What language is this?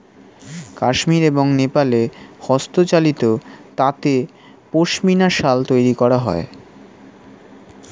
Bangla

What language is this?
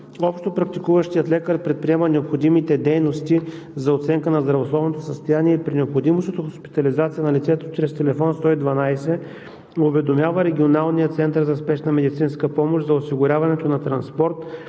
Bulgarian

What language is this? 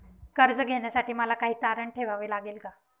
Marathi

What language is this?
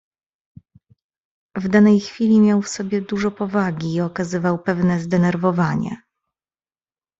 Polish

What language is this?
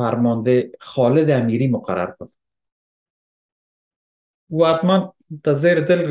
Persian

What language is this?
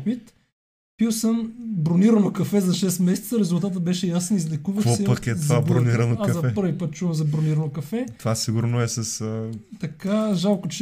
Bulgarian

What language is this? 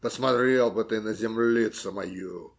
Russian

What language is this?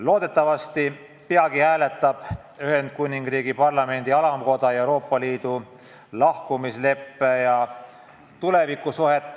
Estonian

